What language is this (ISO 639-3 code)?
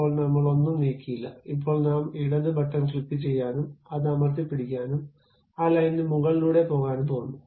mal